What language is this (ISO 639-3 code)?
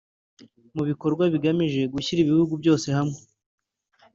kin